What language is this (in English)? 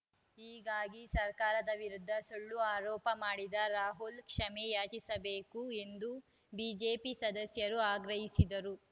Kannada